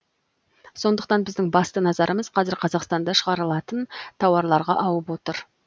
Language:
Kazakh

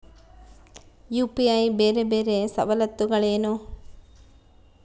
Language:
Kannada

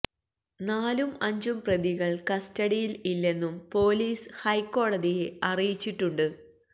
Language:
Malayalam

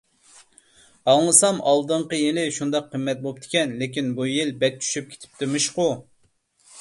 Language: Uyghur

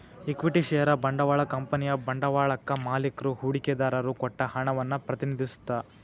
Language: Kannada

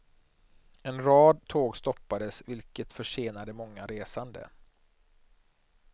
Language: Swedish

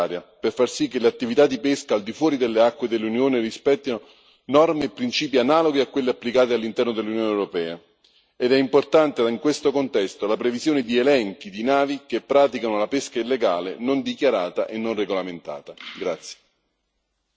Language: Italian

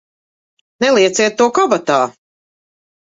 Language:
Latvian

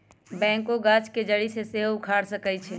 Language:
Magahi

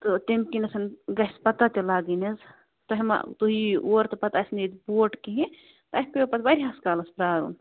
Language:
Kashmiri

